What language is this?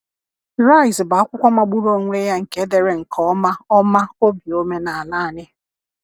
Igbo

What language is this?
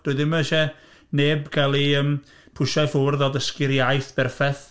Welsh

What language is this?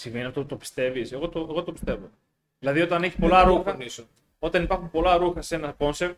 Greek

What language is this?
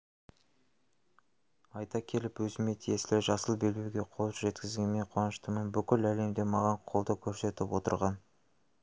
Kazakh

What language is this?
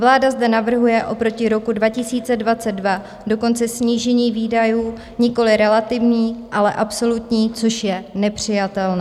Czech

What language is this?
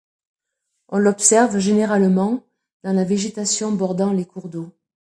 French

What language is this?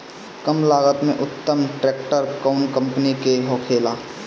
Bhojpuri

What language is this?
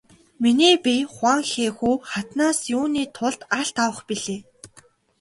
Mongolian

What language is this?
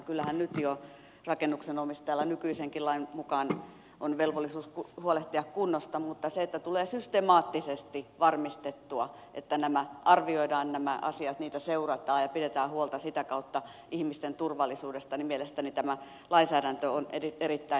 Finnish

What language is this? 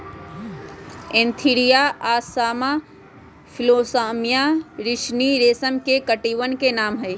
Magahi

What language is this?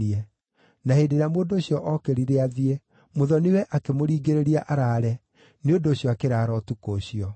Kikuyu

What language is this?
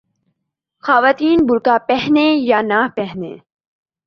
Urdu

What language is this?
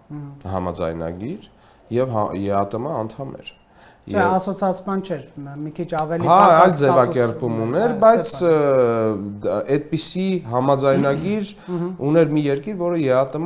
Romanian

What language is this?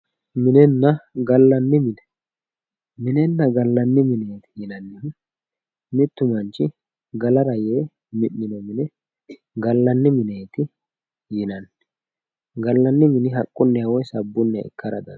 Sidamo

